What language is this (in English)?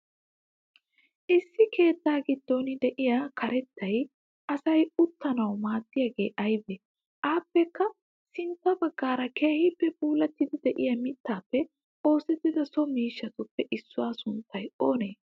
Wolaytta